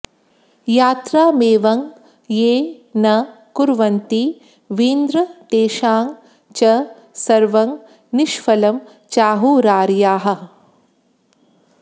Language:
Sanskrit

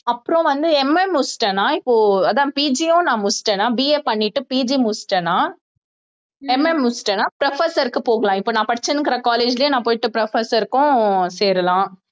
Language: Tamil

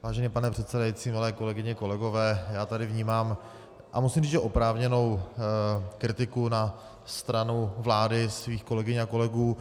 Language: Czech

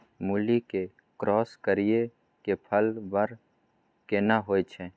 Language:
Maithili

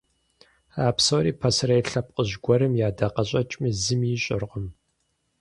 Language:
Kabardian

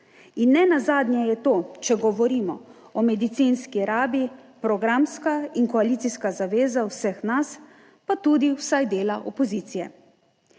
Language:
Slovenian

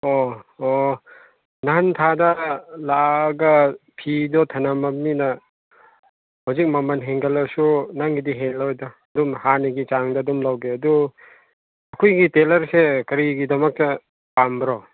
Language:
Manipuri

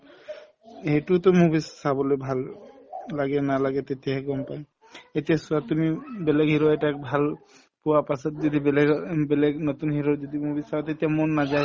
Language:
Assamese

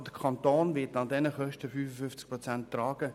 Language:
Swiss German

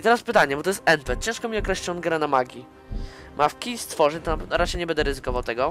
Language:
Polish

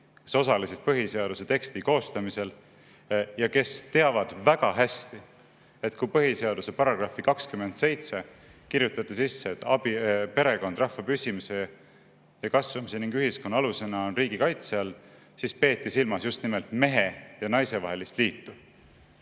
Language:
Estonian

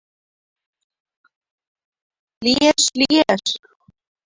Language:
Mari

